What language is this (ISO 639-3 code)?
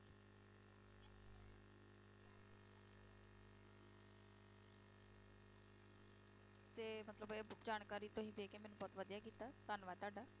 pan